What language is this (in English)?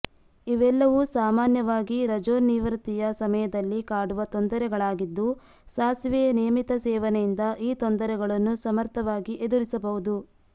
Kannada